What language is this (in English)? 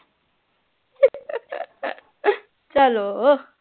Punjabi